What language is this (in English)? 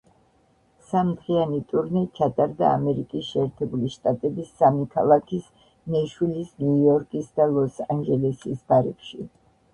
Georgian